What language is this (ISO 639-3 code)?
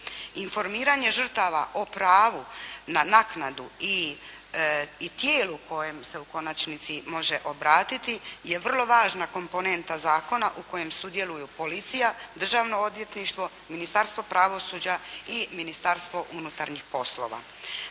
hrv